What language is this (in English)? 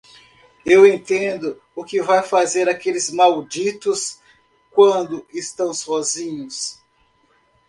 Portuguese